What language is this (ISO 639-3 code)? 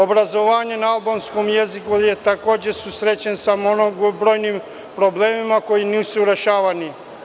srp